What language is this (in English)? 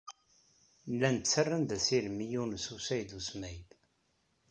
Kabyle